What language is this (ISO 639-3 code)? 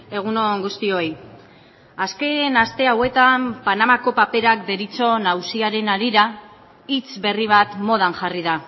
eus